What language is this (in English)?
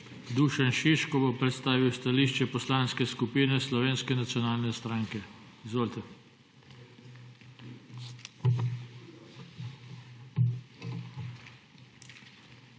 Slovenian